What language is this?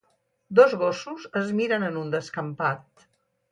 Catalan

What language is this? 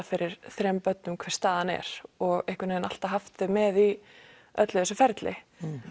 Icelandic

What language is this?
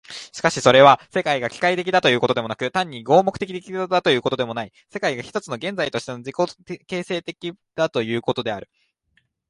Japanese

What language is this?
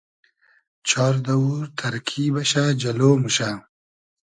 Hazaragi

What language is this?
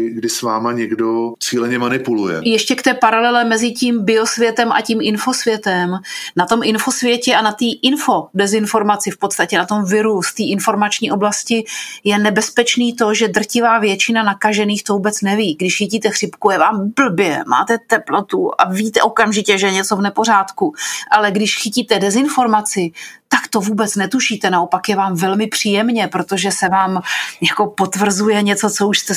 Czech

